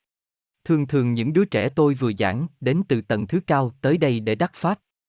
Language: Vietnamese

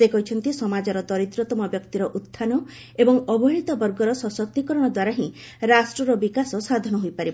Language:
Odia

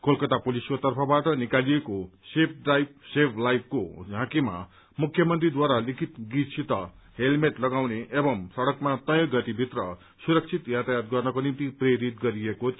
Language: Nepali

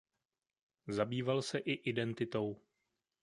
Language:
Czech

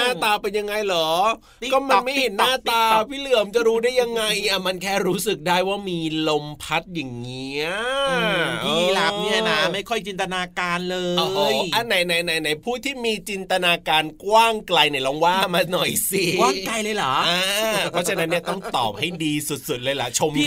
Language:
Thai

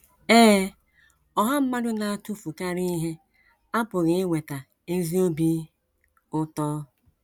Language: Igbo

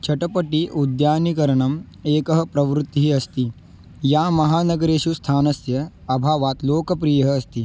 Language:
Sanskrit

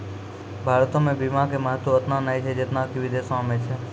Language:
Maithili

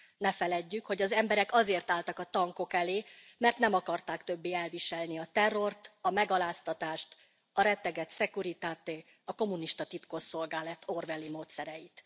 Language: Hungarian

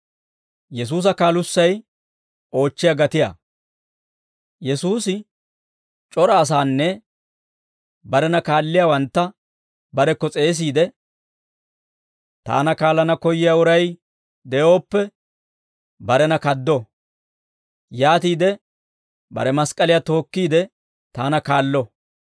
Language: Dawro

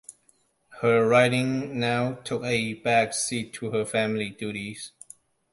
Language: English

